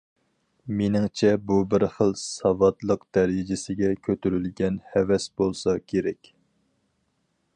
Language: Uyghur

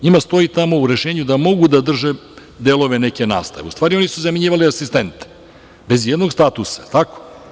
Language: Serbian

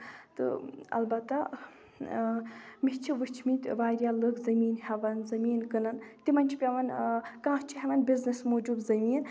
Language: Kashmiri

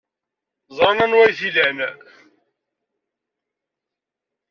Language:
Kabyle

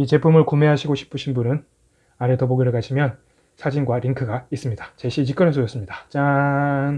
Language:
Korean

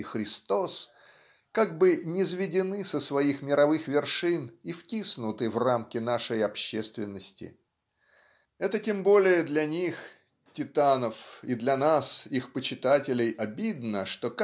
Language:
Russian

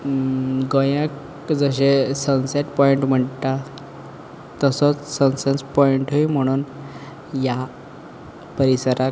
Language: Konkani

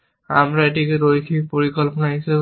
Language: Bangla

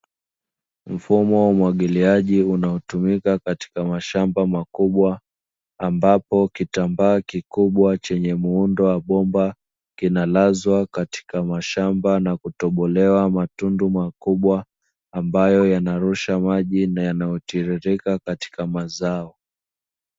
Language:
Swahili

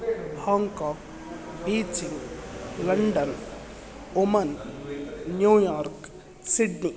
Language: Sanskrit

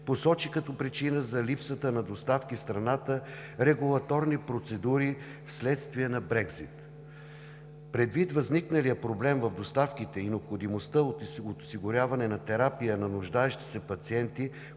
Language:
Bulgarian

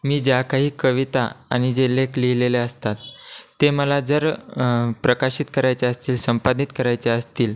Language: Marathi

